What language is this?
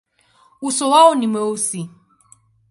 Swahili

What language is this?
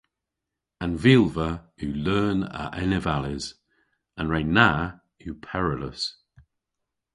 Cornish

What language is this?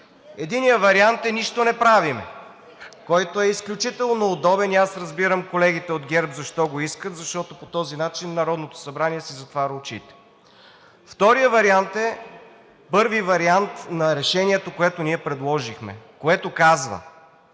Bulgarian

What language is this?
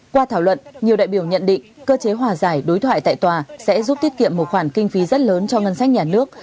Vietnamese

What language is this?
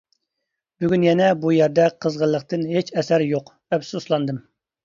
Uyghur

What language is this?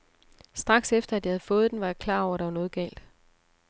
Danish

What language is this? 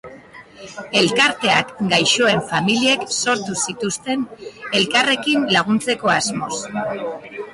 Basque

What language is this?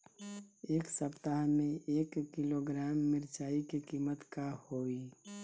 Bhojpuri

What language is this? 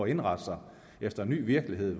Danish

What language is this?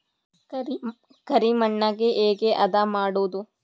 Kannada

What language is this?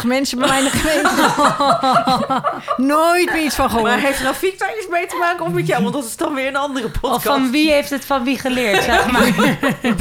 Dutch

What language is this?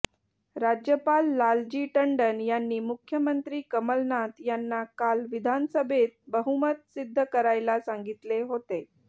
Marathi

